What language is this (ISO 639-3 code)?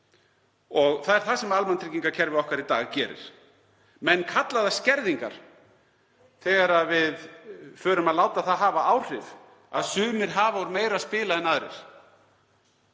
isl